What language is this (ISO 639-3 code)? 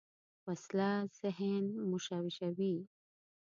pus